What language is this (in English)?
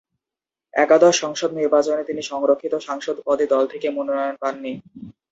Bangla